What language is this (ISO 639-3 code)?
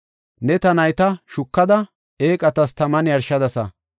gof